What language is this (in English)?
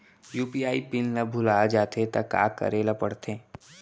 Chhattisgarhi